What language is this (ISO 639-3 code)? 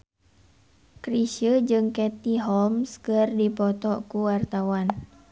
sun